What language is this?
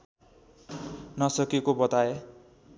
Nepali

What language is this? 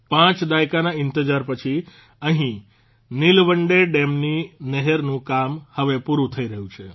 Gujarati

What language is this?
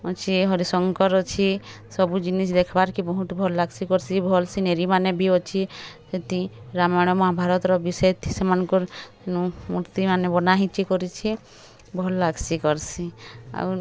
Odia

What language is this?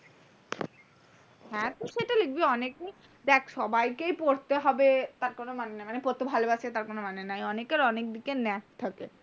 Bangla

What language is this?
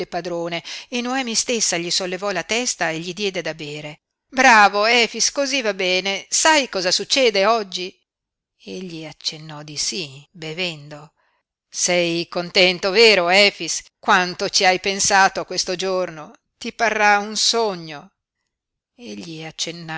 Italian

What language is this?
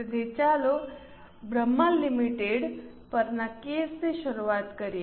Gujarati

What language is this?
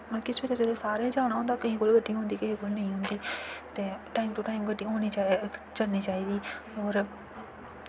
Dogri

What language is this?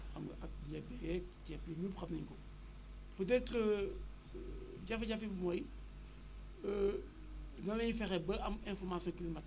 Wolof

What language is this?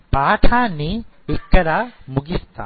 Telugu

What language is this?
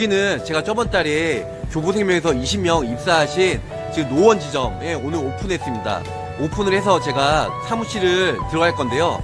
Korean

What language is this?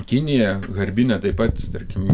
Lithuanian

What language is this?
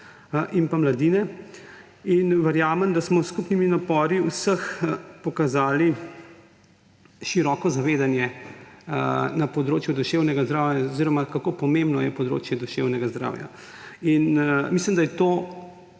Slovenian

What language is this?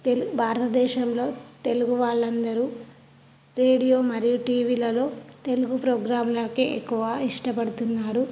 Telugu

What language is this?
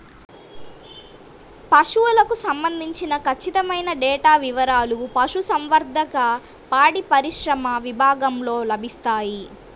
Telugu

